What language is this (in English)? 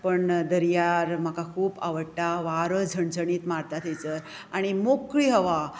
Konkani